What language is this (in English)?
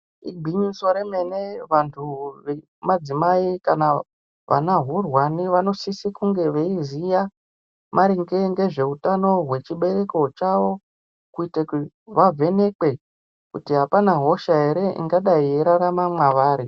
Ndau